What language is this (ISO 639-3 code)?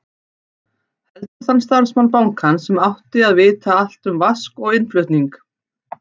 isl